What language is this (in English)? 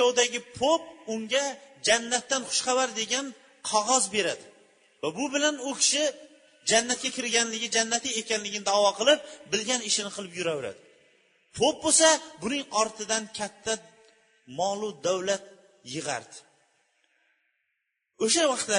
Bulgarian